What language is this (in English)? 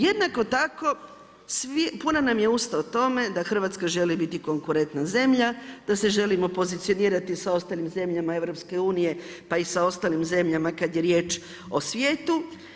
Croatian